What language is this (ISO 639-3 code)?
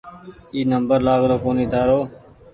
gig